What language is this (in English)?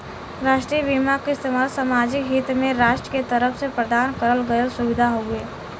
Bhojpuri